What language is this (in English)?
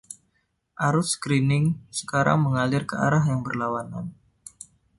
Indonesian